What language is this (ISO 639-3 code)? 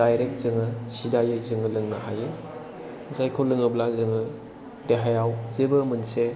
brx